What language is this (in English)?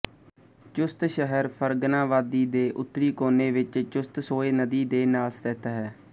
Punjabi